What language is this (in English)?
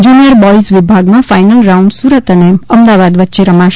Gujarati